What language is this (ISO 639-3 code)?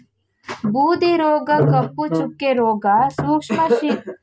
kan